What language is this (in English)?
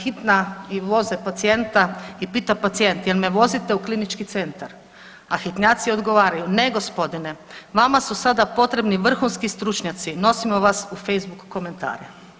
Croatian